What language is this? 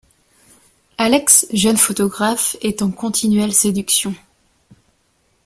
French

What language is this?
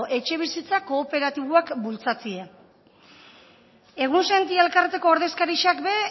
Basque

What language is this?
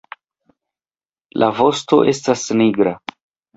Esperanto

